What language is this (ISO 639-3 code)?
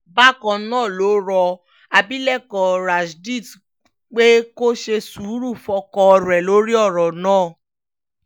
yor